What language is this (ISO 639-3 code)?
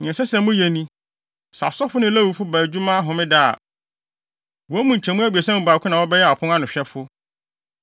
aka